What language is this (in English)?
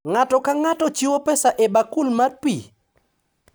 Luo (Kenya and Tanzania)